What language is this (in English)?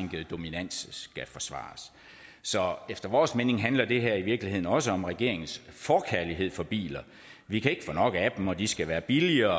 Danish